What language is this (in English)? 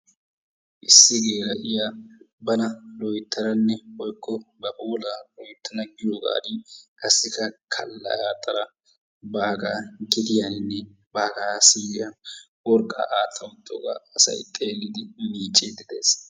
Wolaytta